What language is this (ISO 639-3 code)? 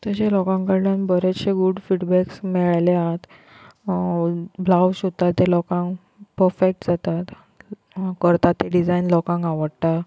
kok